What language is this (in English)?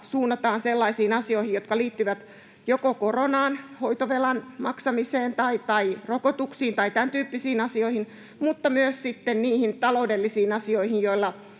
Finnish